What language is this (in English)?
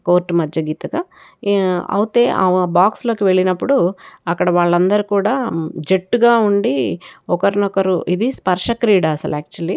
Telugu